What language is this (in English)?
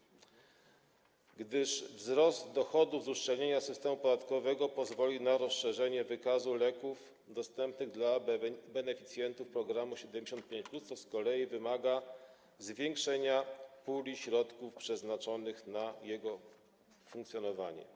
Polish